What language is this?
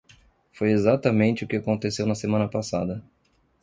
Portuguese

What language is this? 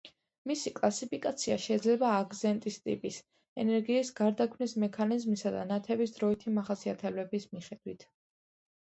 Georgian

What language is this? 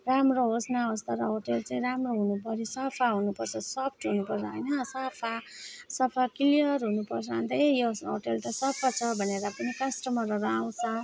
Nepali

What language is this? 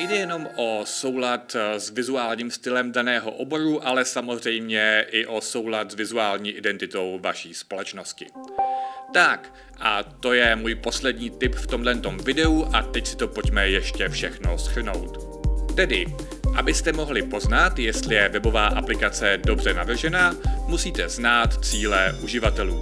Czech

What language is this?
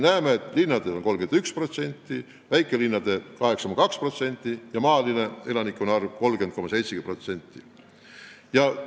Estonian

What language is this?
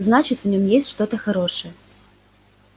Russian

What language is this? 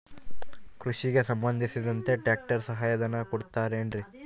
Kannada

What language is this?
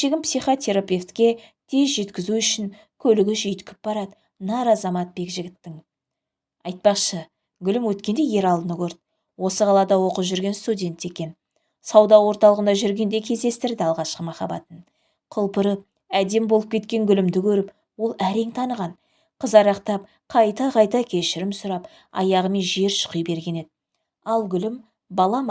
Turkish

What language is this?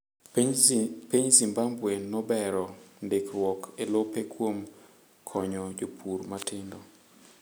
Luo (Kenya and Tanzania)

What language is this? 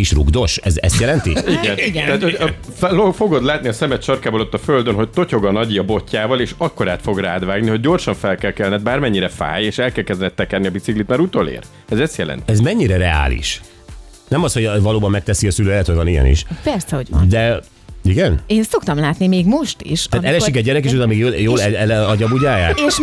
Hungarian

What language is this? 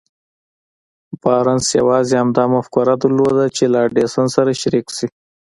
Pashto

